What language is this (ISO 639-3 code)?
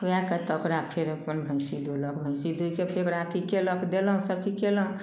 mai